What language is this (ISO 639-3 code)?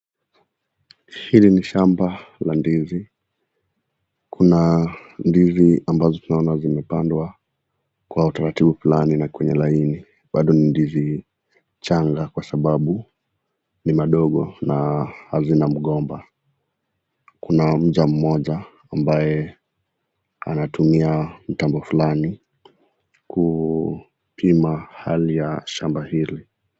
swa